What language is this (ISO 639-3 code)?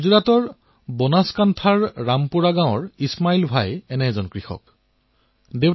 asm